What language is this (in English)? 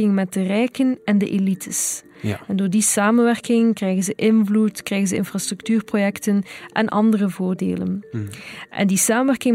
Dutch